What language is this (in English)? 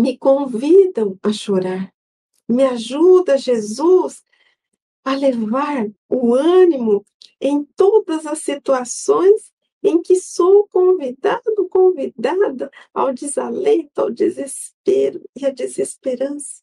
Portuguese